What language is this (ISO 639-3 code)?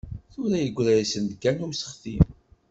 kab